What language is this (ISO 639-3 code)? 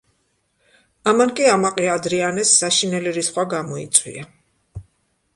kat